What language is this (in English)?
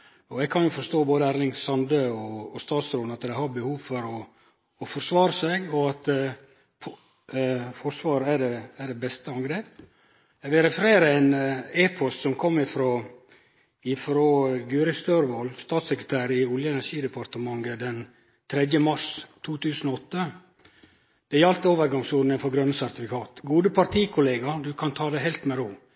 Norwegian Nynorsk